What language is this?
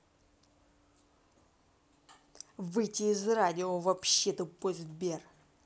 Russian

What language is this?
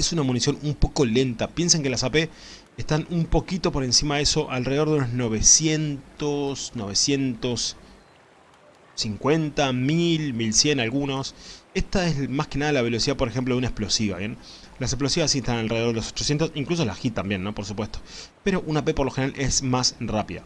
Spanish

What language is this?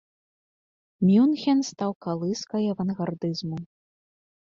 Belarusian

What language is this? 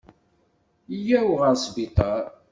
Kabyle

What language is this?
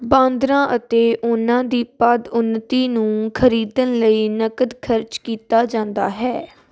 Punjabi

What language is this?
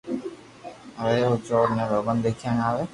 Loarki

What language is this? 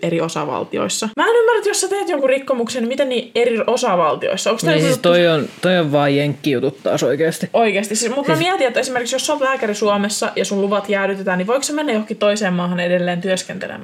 Finnish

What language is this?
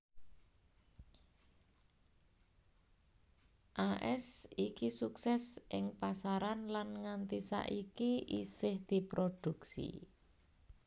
Javanese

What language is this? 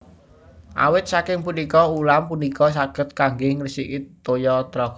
Javanese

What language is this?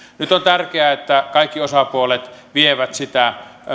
Finnish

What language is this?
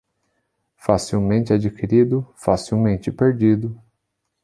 Portuguese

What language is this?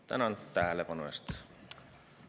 Estonian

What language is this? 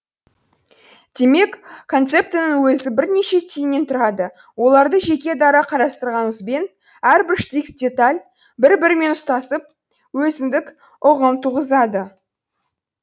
Kazakh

